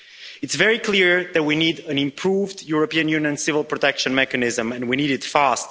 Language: English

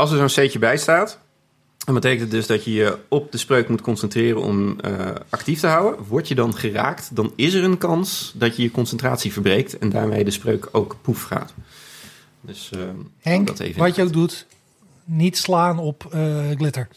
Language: Dutch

